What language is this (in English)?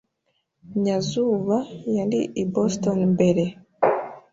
Kinyarwanda